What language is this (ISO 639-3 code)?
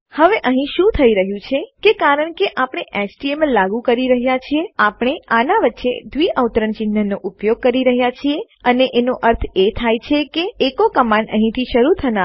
guj